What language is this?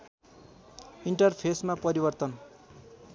Nepali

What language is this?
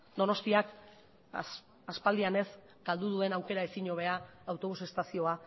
Basque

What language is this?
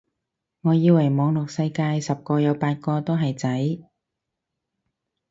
Cantonese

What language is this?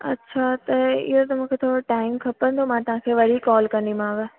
Sindhi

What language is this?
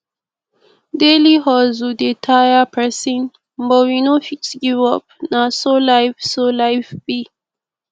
Nigerian Pidgin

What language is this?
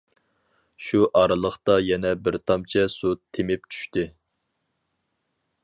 Uyghur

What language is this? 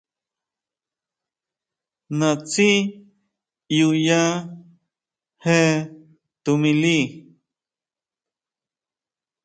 Huautla Mazatec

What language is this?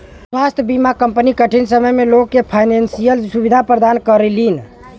Bhojpuri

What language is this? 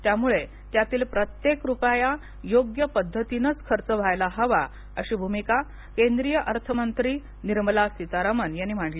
Marathi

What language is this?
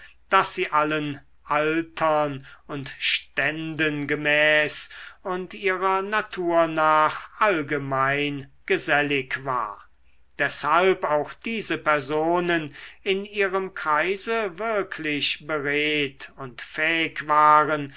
German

